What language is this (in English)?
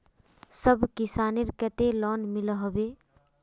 Magahi